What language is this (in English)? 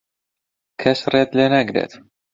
Central Kurdish